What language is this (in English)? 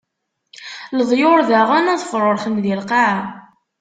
Kabyle